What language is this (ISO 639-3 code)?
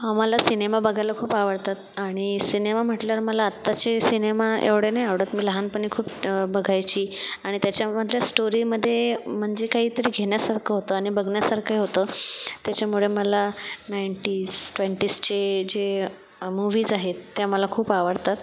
mar